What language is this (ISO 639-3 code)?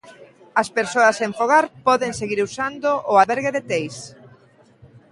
glg